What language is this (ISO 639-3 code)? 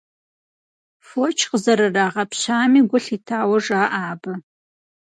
kbd